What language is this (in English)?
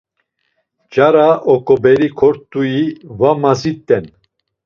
Laz